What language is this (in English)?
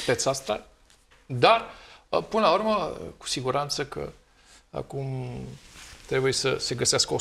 Romanian